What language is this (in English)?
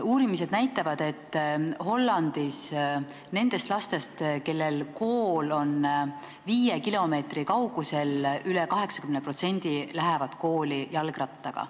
Estonian